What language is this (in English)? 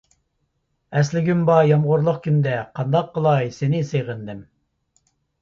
Uyghur